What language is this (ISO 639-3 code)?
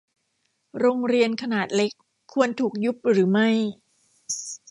tha